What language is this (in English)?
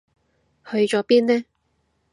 Cantonese